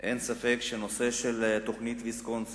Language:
Hebrew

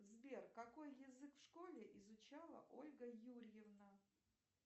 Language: Russian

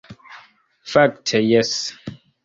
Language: Esperanto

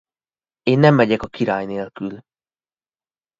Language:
Hungarian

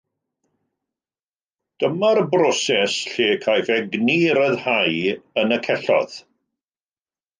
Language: Welsh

